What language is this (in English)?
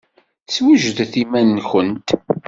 Kabyle